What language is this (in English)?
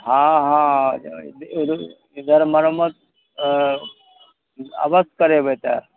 Maithili